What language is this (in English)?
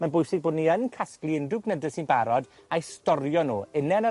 Welsh